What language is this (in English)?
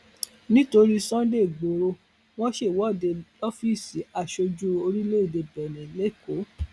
Yoruba